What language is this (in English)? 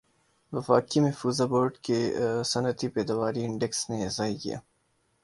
Urdu